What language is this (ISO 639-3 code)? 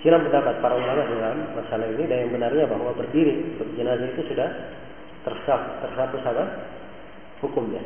fil